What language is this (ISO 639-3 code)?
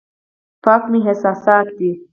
pus